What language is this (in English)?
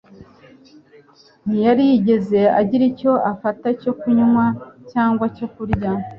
Kinyarwanda